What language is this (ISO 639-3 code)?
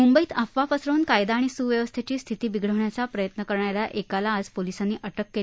mar